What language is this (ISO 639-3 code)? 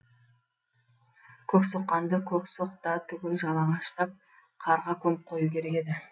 kaz